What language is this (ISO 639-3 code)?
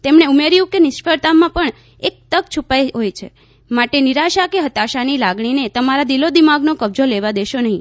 guj